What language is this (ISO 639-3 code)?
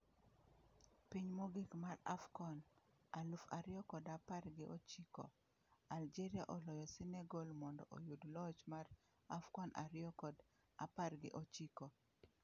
luo